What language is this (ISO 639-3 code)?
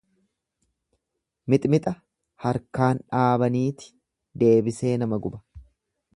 orm